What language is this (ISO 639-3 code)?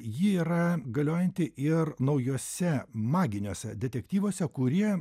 lit